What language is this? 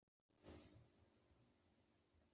Icelandic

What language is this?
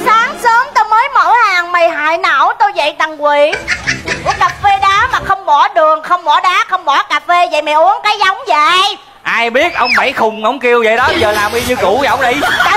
Vietnamese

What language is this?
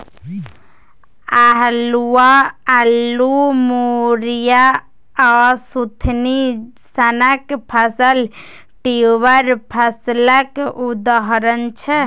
Maithili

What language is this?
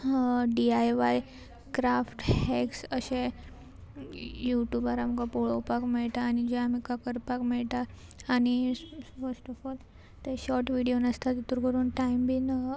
Konkani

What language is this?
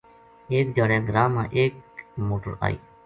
Gujari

